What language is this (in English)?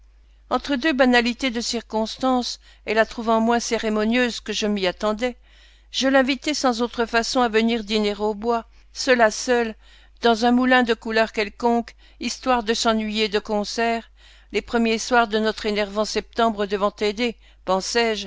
French